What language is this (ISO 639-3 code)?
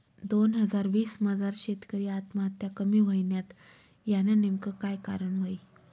mar